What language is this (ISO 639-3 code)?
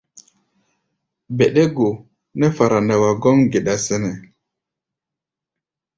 gba